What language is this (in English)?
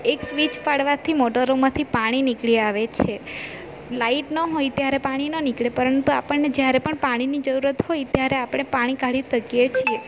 Gujarati